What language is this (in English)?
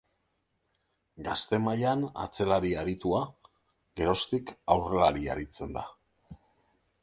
Basque